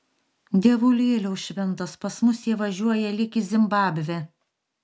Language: Lithuanian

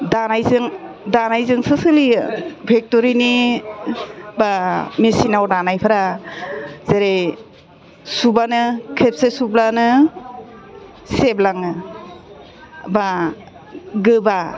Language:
Bodo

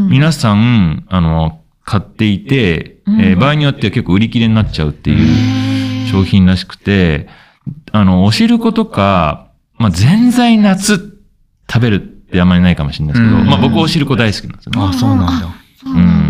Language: Japanese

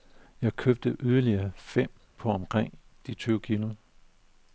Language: Danish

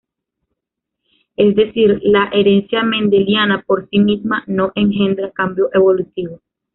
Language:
Spanish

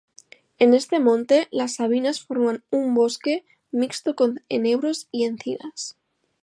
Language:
Spanish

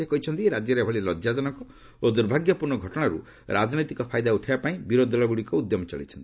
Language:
Odia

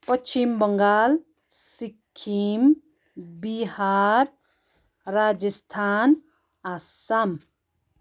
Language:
Nepali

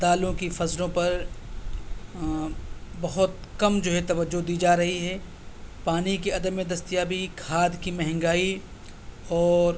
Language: Urdu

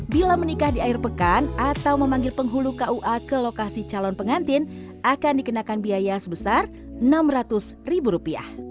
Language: Indonesian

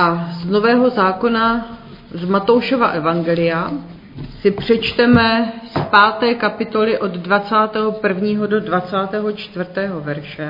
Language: Czech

